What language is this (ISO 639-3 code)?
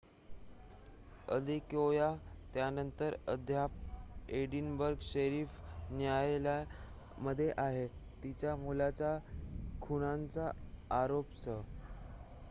mar